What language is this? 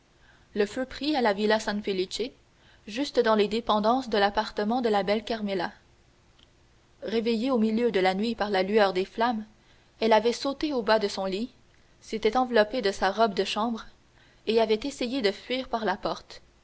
French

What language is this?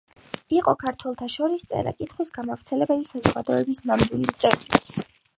Georgian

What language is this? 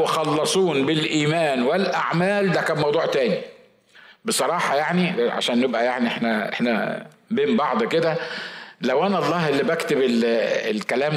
Arabic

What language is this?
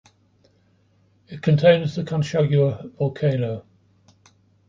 English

